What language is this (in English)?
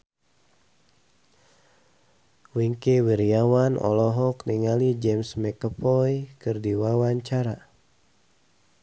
Sundanese